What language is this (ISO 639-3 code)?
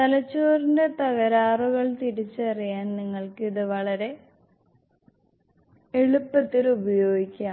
mal